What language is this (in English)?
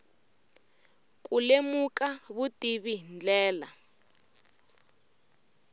Tsonga